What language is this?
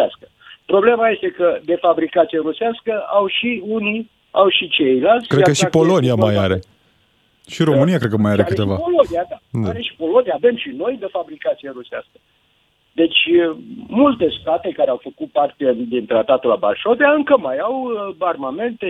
Romanian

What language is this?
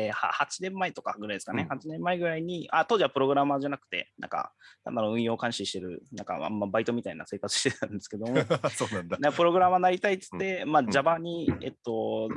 Japanese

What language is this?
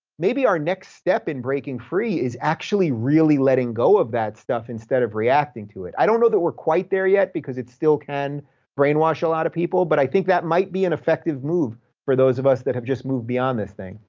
English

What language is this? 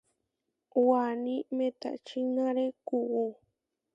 Huarijio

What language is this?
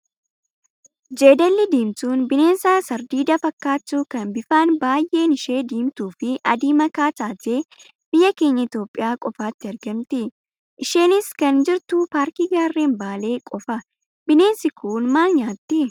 Oromo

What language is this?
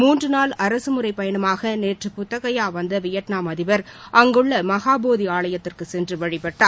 Tamil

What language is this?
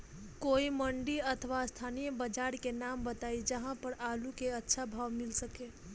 Bhojpuri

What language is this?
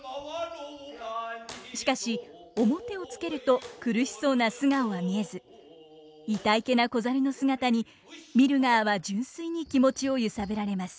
Japanese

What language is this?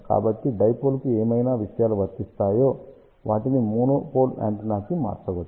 Telugu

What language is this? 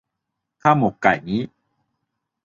Thai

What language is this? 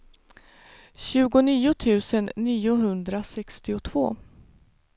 Swedish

